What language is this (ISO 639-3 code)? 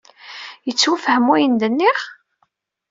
kab